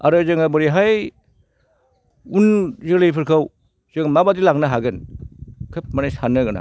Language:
Bodo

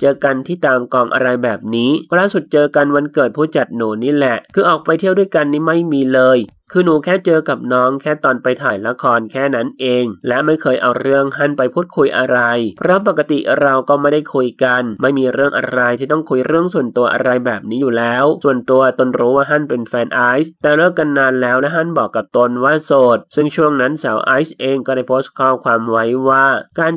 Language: Thai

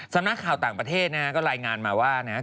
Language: Thai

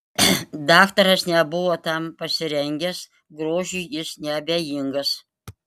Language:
Lithuanian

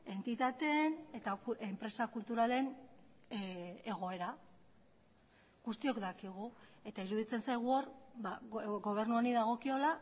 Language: Basque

